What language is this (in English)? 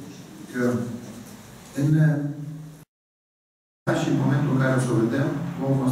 Romanian